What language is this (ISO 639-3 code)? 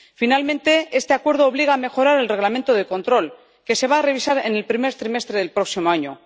spa